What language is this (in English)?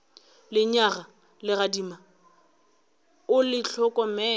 Northern Sotho